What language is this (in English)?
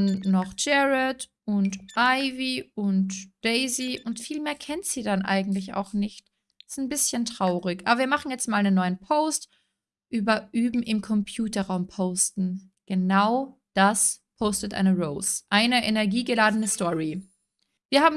German